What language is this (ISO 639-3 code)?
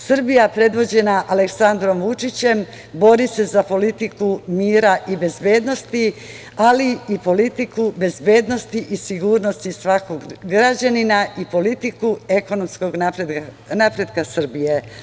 srp